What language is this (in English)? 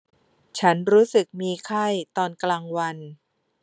Thai